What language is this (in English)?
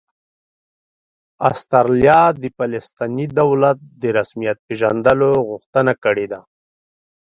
Pashto